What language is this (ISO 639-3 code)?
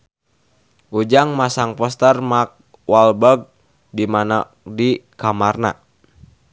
sun